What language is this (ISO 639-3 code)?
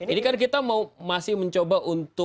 ind